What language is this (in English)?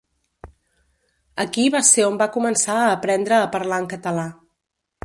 Catalan